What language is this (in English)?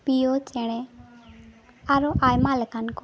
Santali